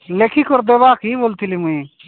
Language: Odia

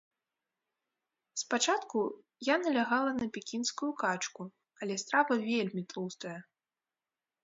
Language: Belarusian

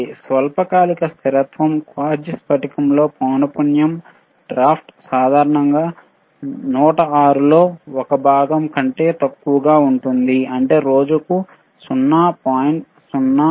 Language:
Telugu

